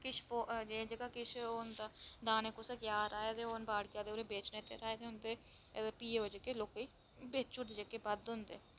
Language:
Dogri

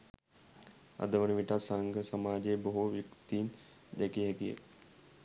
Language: Sinhala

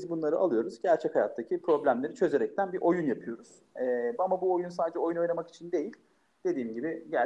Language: Turkish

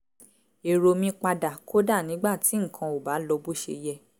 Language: Yoruba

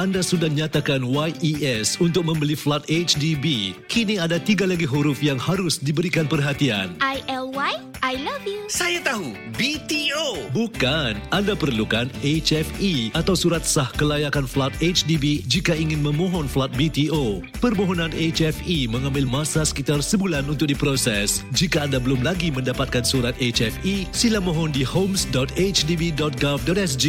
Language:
Malay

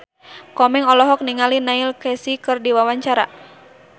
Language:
Sundanese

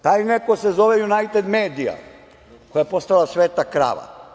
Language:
Serbian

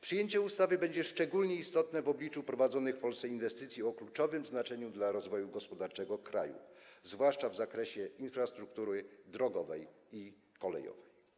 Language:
Polish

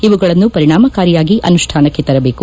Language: Kannada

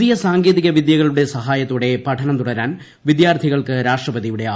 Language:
Malayalam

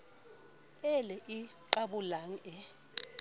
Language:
Southern Sotho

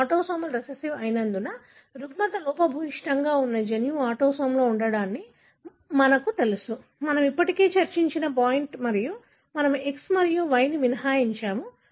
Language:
Telugu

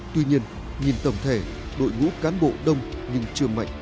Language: Vietnamese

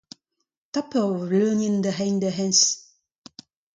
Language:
Breton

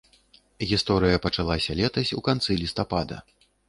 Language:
Belarusian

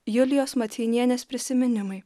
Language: Lithuanian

